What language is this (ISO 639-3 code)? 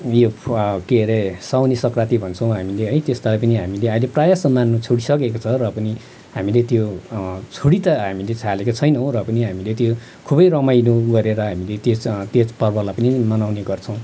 nep